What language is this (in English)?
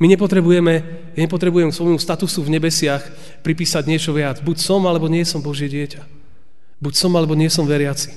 Slovak